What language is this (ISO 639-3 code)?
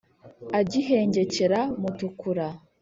kin